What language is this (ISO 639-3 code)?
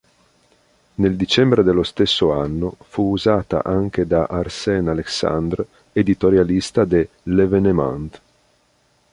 ita